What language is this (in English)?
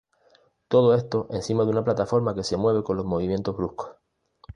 Spanish